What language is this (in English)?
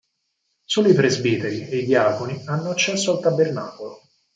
Italian